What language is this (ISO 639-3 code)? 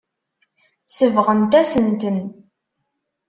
kab